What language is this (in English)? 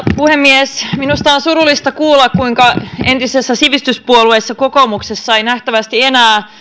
Finnish